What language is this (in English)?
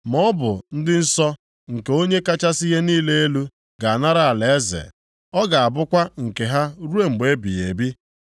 Igbo